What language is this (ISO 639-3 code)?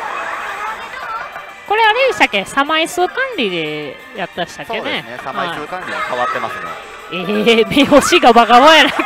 jpn